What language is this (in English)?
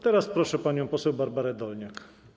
Polish